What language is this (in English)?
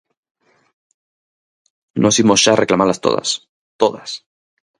Galician